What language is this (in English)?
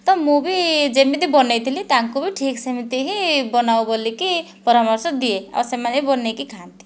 Odia